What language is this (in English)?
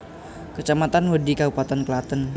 Javanese